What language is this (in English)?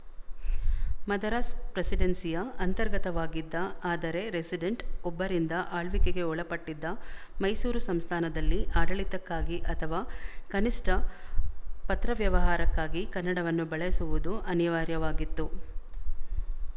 Kannada